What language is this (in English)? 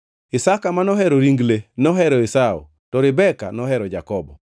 Luo (Kenya and Tanzania)